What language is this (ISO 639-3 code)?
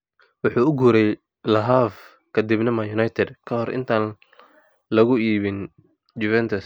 som